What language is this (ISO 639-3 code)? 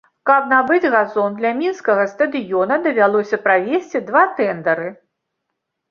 bel